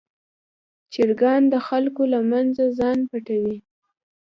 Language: Pashto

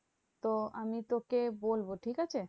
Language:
Bangla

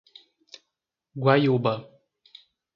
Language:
Portuguese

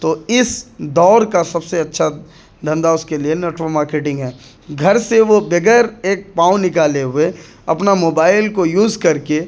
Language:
Urdu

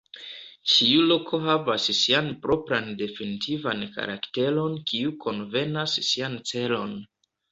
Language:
Esperanto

